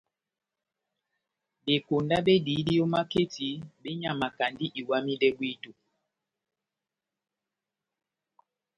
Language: Batanga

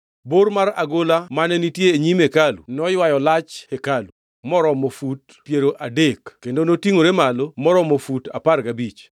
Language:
Luo (Kenya and Tanzania)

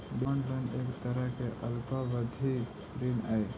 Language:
Magahi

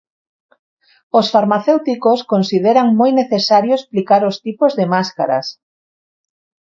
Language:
Galician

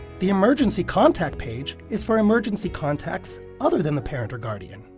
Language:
English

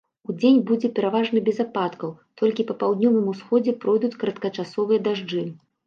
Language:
Belarusian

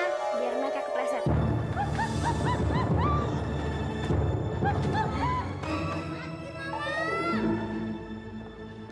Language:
Indonesian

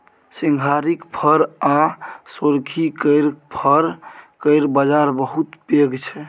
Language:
Maithili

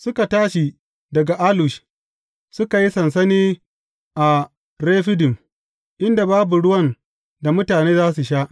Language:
Hausa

